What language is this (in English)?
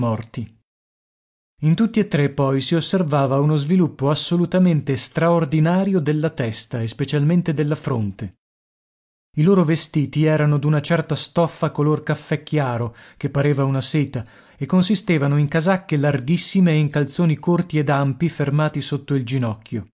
Italian